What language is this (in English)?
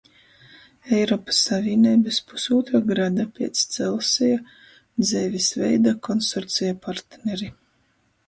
Latgalian